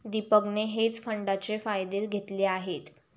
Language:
Marathi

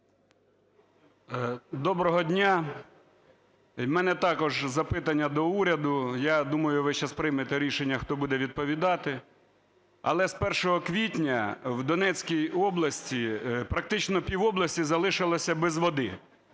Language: Ukrainian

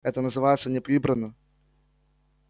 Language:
Russian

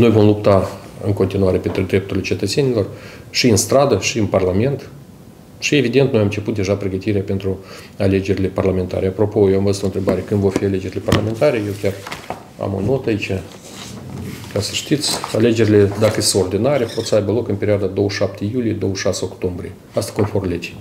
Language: Russian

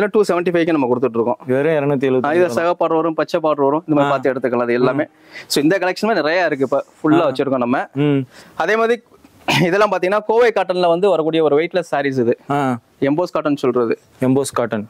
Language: Tamil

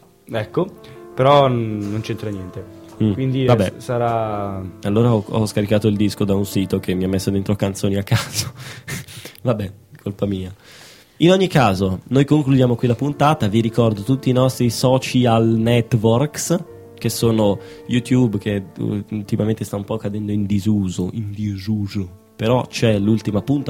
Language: Italian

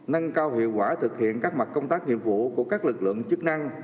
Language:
Vietnamese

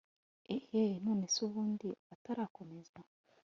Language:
Kinyarwanda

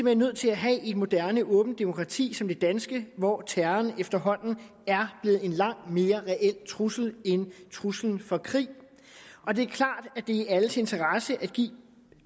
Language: Danish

